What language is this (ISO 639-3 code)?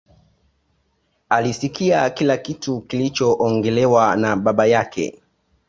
swa